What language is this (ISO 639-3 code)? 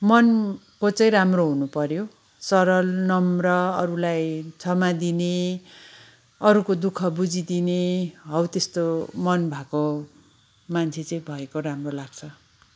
nep